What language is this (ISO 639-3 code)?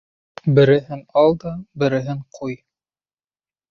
bak